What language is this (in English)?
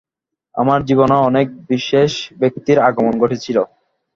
Bangla